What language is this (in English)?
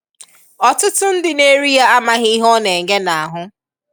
Igbo